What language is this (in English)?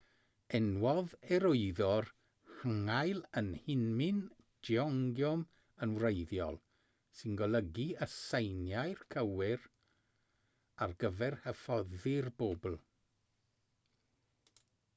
Welsh